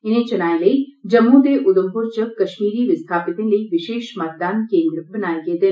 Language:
Dogri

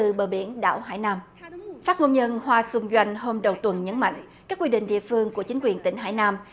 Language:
Vietnamese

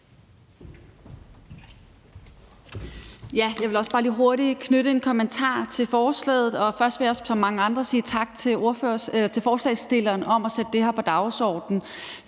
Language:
Danish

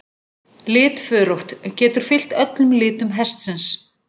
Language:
Icelandic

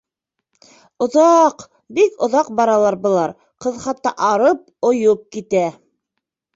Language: Bashkir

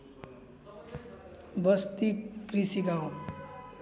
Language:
Nepali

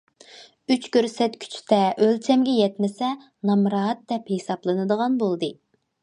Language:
Uyghur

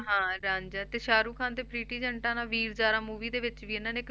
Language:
Punjabi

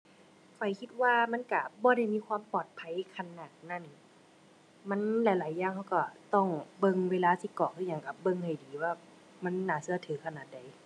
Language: Thai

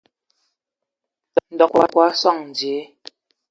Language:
Ewondo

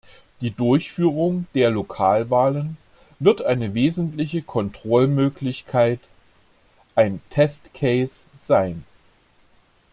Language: German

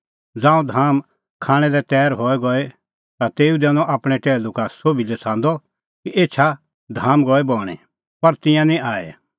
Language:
Kullu Pahari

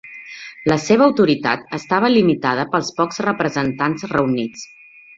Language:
Catalan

